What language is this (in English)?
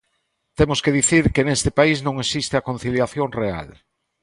Galician